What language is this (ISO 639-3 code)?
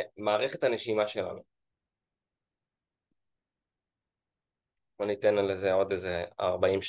heb